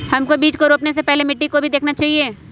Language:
Magahi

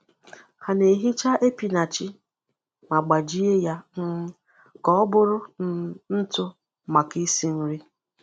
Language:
Igbo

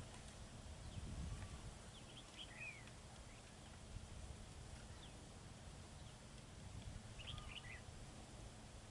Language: Vietnamese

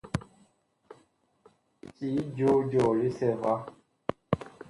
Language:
Bakoko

